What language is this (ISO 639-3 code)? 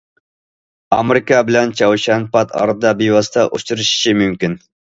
uig